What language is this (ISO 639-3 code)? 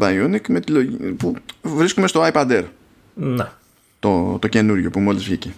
ell